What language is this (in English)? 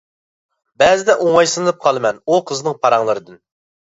Uyghur